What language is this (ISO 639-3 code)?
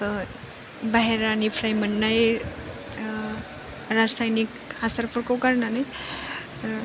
brx